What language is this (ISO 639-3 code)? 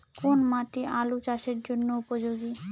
ben